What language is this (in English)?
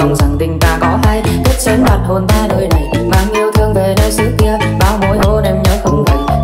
Vietnamese